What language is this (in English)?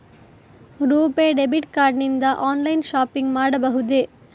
Kannada